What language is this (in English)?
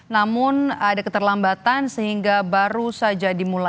Indonesian